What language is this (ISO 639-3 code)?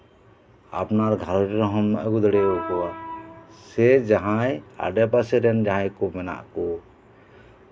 sat